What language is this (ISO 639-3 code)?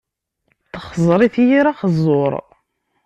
kab